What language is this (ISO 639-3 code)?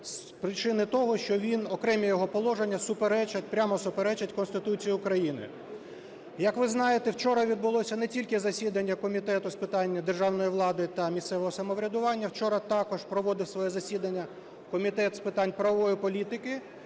ukr